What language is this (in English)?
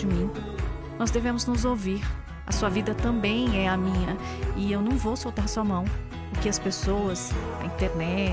Portuguese